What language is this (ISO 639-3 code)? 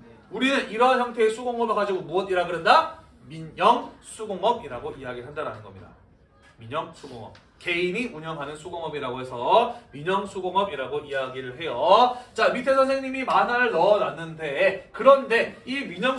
kor